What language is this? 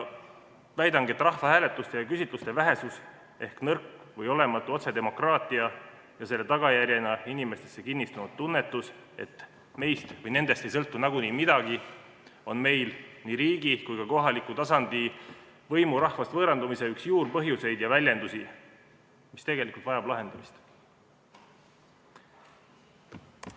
Estonian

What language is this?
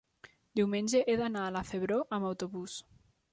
Catalan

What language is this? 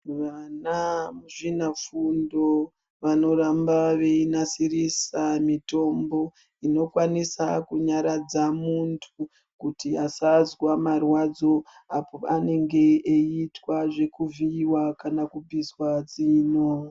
Ndau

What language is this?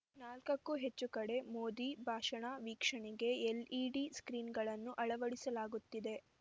Kannada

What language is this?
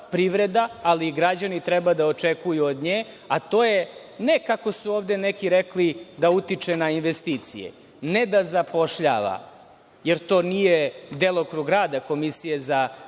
Serbian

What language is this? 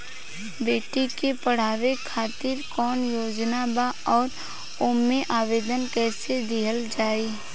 Bhojpuri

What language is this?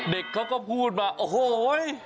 Thai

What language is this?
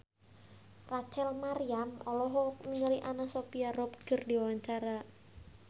Sundanese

